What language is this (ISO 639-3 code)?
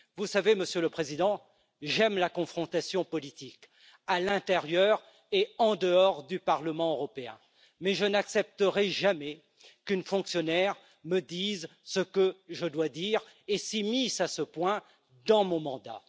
fra